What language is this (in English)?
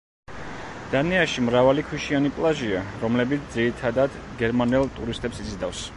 Georgian